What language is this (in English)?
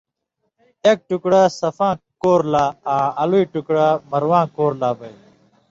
Indus Kohistani